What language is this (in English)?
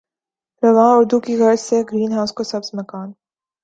Urdu